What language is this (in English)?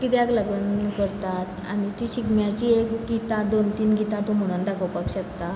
Konkani